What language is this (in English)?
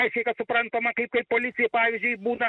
Lithuanian